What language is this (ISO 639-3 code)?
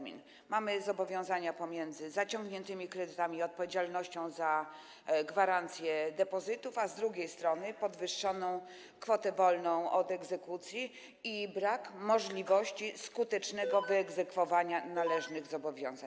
pol